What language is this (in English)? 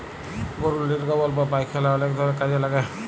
Bangla